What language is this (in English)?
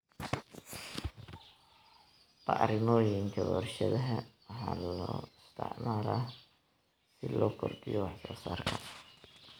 Somali